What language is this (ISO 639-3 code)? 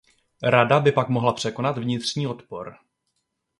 ces